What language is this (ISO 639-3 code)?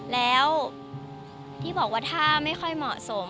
tha